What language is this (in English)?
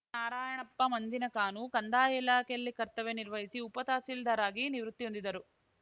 Kannada